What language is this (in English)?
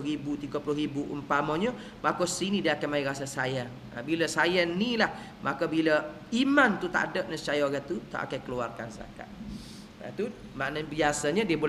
Malay